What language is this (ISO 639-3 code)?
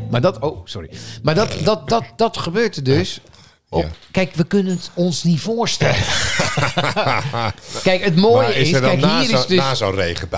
nld